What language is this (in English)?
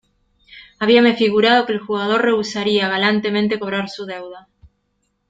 Spanish